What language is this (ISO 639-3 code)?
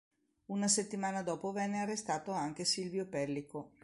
ita